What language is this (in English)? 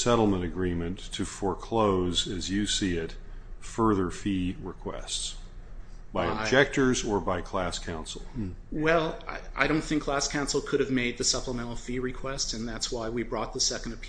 English